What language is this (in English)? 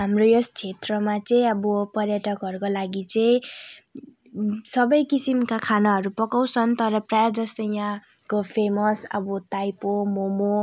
Nepali